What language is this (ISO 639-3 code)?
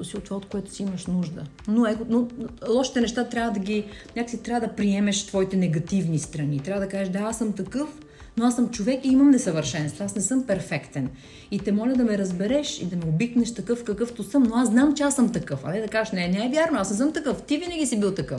bul